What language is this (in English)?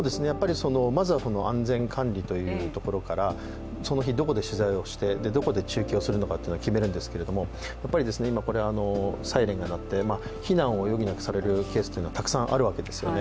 Japanese